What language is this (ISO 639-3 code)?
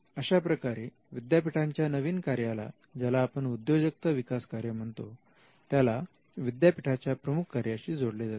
mar